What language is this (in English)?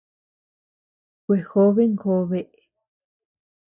Tepeuxila Cuicatec